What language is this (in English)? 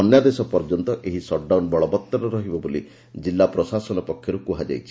Odia